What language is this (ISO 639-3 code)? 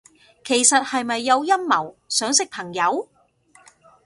yue